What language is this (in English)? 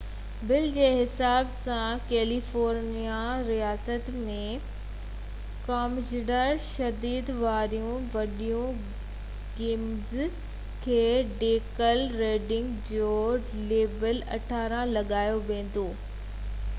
Sindhi